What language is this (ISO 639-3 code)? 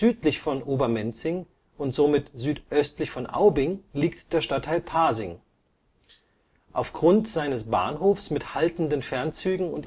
deu